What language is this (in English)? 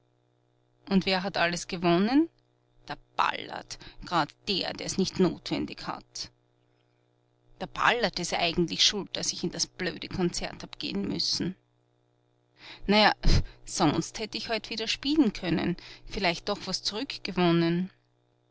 German